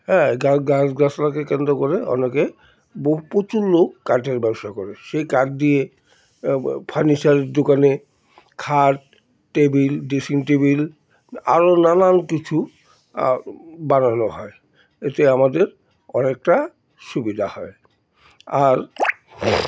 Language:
Bangla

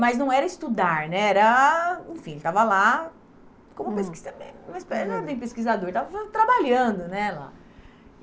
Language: Portuguese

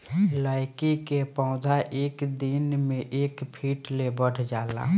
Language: Bhojpuri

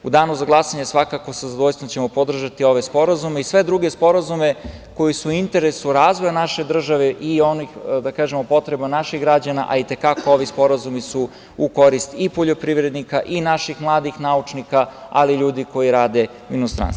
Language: Serbian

